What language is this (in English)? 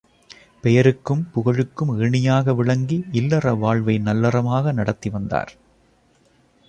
Tamil